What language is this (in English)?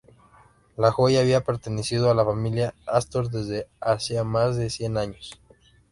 Spanish